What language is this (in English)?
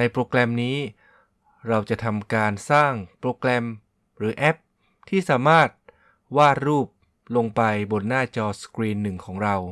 Thai